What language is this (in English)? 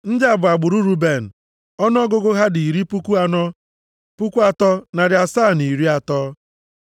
Igbo